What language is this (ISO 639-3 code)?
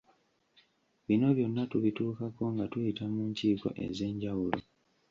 lug